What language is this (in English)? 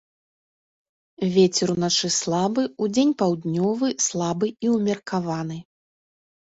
Belarusian